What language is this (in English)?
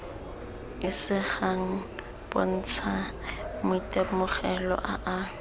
Tswana